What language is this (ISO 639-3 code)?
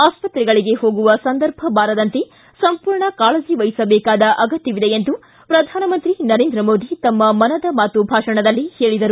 kan